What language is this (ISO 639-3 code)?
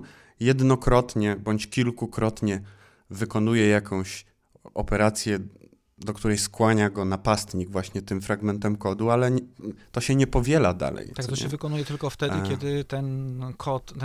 pol